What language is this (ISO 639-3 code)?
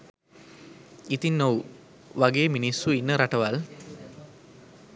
sin